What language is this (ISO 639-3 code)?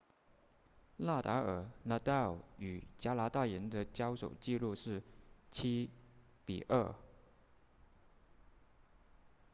zho